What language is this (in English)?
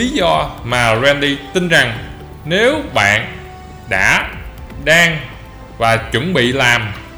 Vietnamese